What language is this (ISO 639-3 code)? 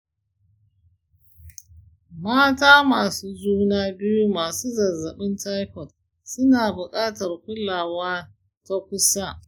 hau